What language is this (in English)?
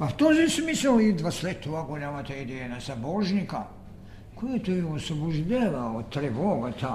Bulgarian